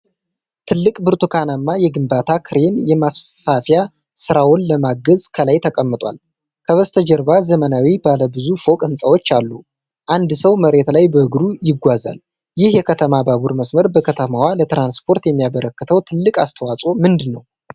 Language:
Amharic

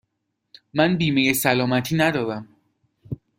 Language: Persian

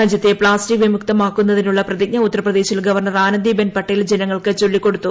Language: Malayalam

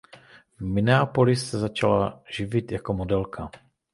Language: Czech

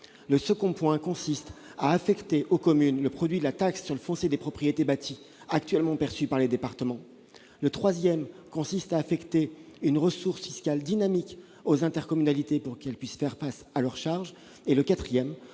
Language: French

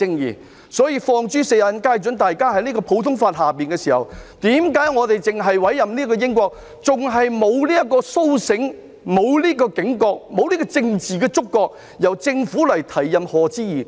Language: Cantonese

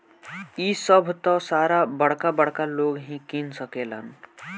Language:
Bhojpuri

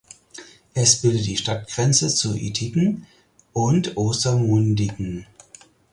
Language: German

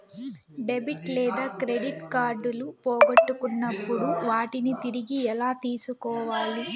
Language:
Telugu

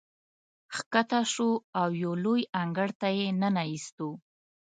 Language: Pashto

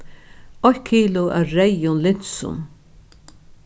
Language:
Faroese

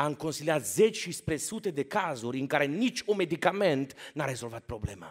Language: Romanian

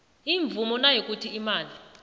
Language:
South Ndebele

